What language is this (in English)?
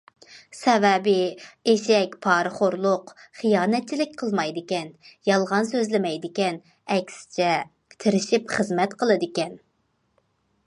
Uyghur